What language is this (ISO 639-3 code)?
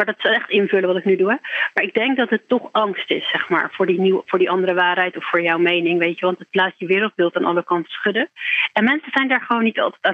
nld